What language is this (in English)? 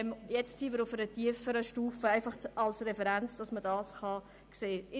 Swiss German